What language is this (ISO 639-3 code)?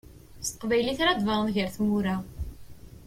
kab